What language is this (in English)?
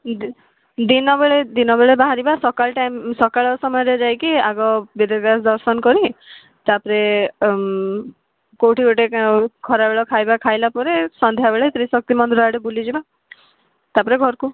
Odia